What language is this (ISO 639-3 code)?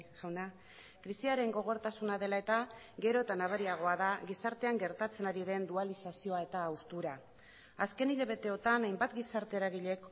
eus